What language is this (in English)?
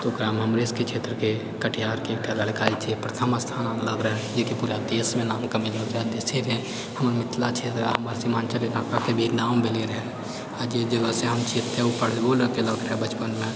Maithili